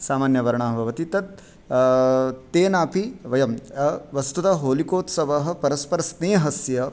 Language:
Sanskrit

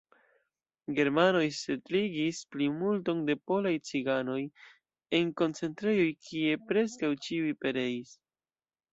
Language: Esperanto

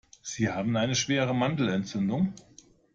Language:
German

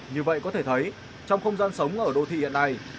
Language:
Vietnamese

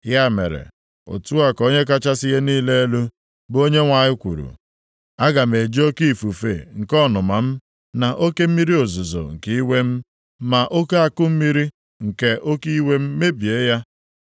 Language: Igbo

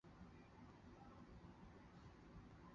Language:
Chinese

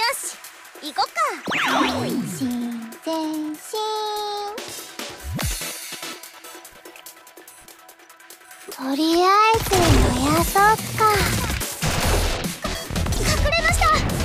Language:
Japanese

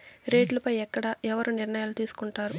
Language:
Telugu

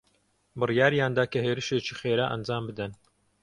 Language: Central Kurdish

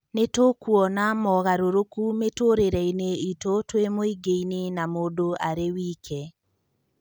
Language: Kikuyu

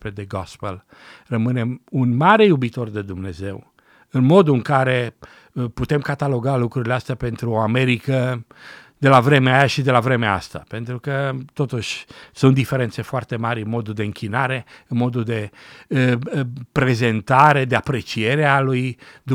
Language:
Romanian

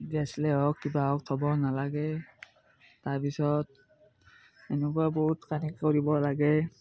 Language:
Assamese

